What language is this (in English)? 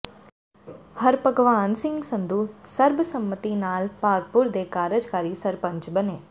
Punjabi